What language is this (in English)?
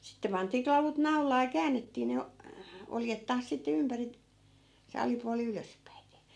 Finnish